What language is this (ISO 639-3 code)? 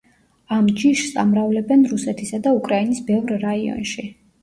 kat